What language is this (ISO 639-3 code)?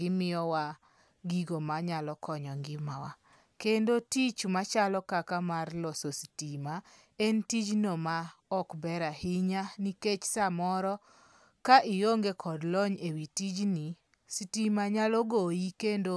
luo